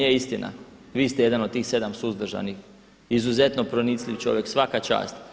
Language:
Croatian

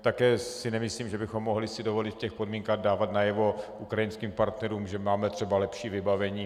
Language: Czech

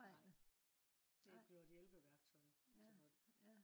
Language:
Danish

